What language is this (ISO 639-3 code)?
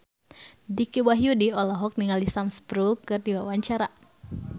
sun